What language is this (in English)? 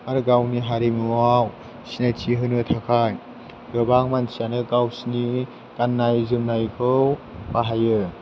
Bodo